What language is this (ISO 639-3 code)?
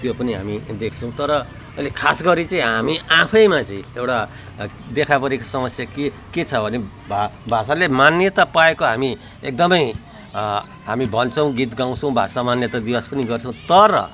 nep